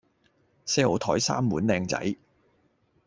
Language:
Cantonese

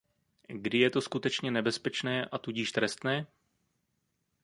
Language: Czech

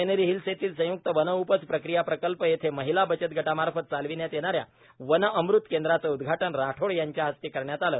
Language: Marathi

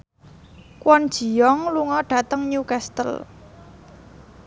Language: Javanese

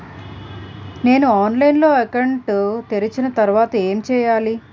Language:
Telugu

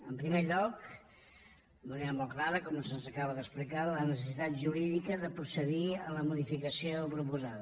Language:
Catalan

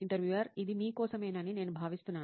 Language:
Telugu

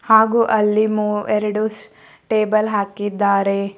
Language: Kannada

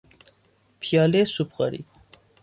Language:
Persian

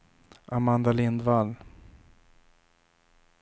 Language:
Swedish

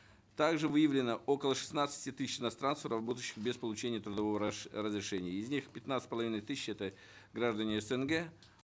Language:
Kazakh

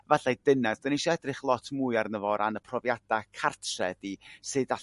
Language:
Welsh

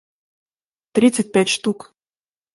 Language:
Russian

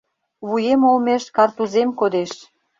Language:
Mari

